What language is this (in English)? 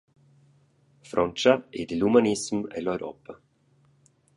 Romansh